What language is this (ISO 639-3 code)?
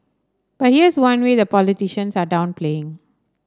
eng